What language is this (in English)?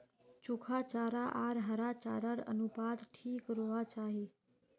Magahi